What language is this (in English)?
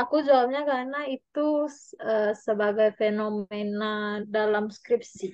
Indonesian